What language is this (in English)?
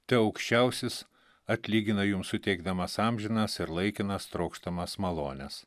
Lithuanian